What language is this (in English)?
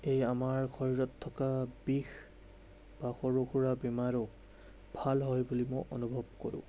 Assamese